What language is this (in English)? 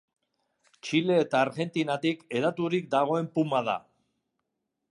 Basque